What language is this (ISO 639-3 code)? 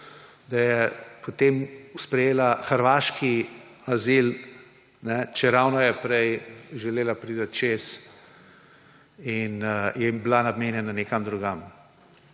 slv